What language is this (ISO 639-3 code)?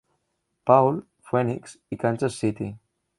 cat